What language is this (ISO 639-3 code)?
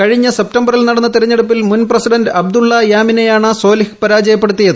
mal